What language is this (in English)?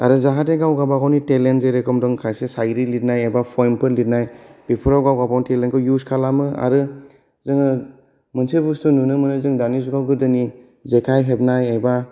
Bodo